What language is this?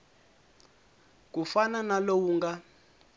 Tsonga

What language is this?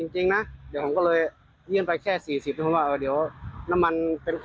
Thai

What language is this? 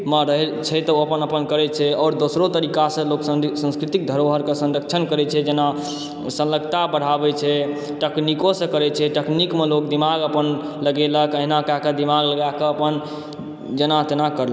Maithili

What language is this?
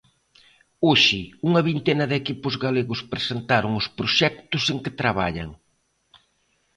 Galician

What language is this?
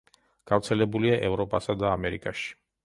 Georgian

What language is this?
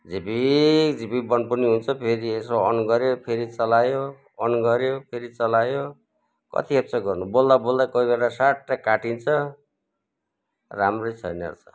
Nepali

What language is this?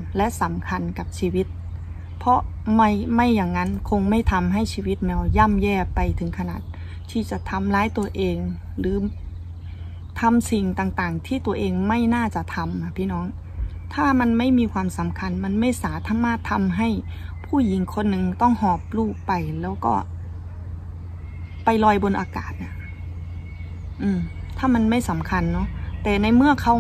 Thai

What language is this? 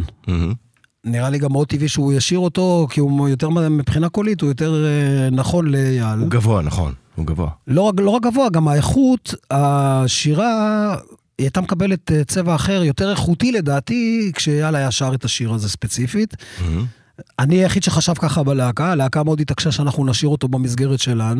Hebrew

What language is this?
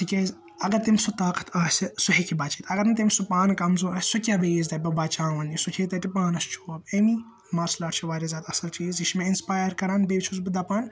Kashmiri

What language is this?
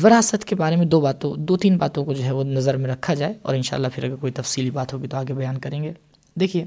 Urdu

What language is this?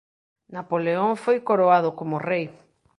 Galician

